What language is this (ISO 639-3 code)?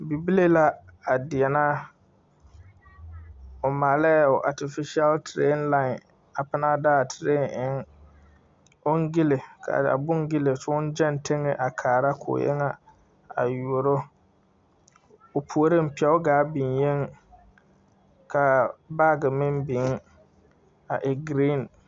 dga